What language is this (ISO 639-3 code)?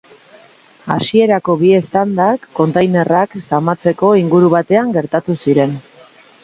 eus